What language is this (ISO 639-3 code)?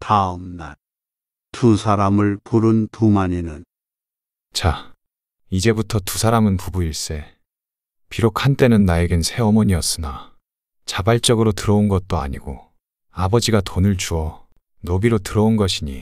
kor